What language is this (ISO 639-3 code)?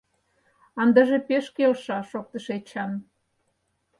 chm